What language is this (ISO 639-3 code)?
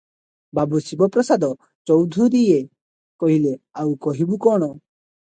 ori